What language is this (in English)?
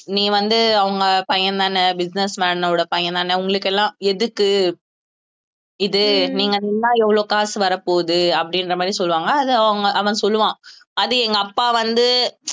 Tamil